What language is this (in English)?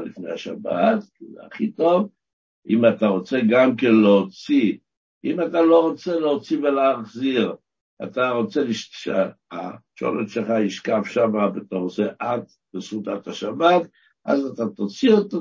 Hebrew